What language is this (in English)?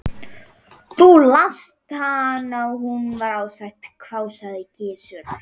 Icelandic